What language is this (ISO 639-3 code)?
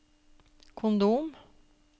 nor